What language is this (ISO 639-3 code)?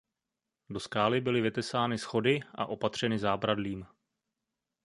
ces